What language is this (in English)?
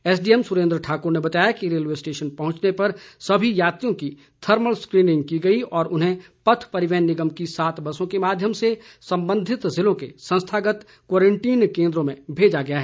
Hindi